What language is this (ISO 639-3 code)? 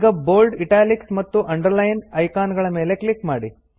kan